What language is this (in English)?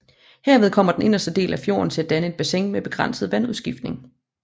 Danish